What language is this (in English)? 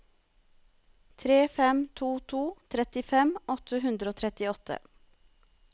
Norwegian